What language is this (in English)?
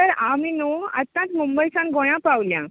Konkani